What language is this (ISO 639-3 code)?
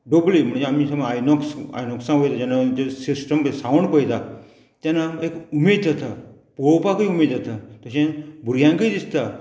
kok